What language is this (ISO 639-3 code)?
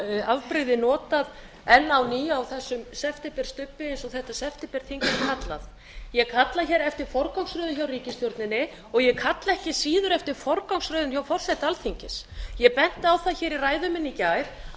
isl